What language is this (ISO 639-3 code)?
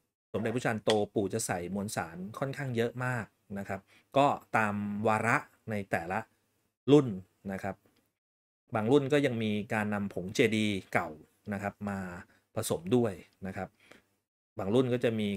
tha